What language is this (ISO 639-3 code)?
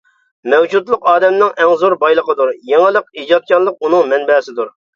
uig